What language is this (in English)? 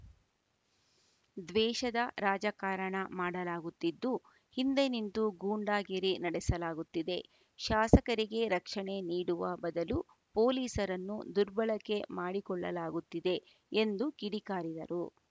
Kannada